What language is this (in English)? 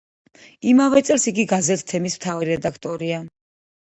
Georgian